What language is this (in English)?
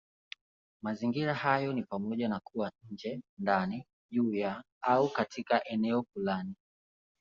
Swahili